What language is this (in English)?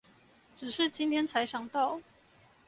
Chinese